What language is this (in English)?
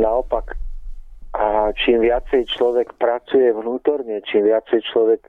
Czech